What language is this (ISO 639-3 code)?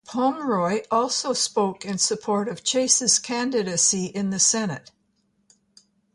eng